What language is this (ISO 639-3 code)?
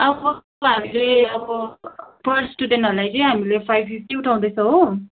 nep